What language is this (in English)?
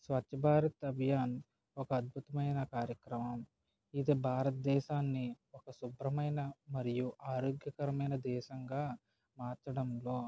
Telugu